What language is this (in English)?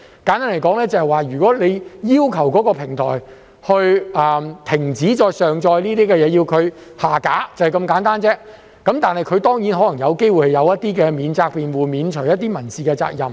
Cantonese